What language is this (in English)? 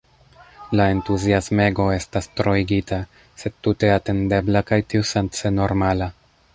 Esperanto